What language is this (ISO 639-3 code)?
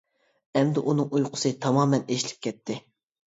uig